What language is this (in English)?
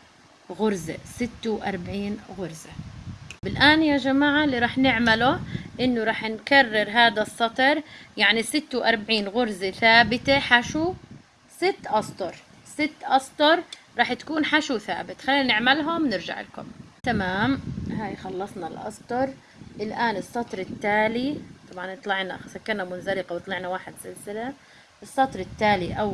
Arabic